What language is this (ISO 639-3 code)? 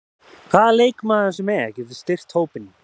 isl